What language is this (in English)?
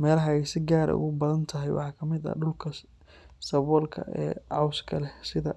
Somali